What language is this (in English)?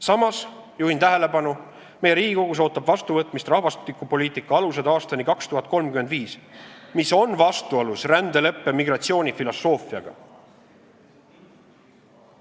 Estonian